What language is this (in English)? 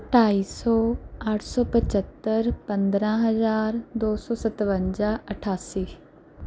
Punjabi